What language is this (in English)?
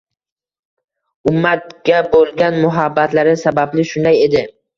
Uzbek